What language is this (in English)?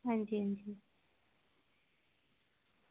Dogri